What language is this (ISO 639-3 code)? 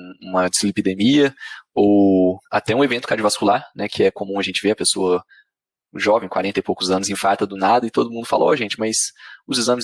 por